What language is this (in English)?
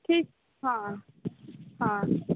Maithili